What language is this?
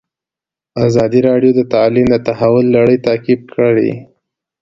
Pashto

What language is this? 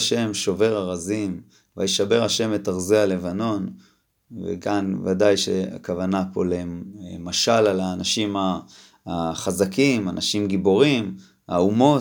Hebrew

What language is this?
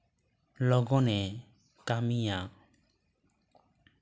Santali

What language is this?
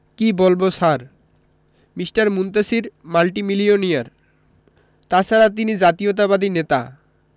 Bangla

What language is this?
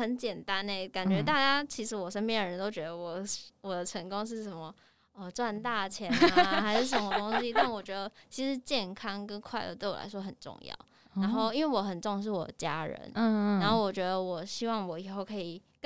Chinese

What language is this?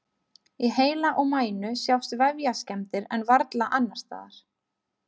Icelandic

